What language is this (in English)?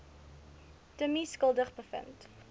Afrikaans